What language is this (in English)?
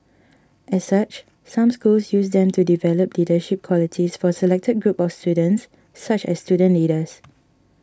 English